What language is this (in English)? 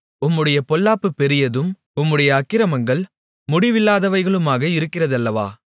Tamil